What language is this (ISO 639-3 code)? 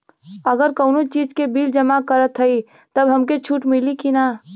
bho